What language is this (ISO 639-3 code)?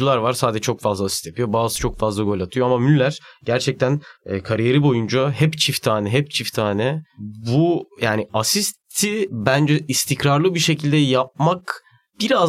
tur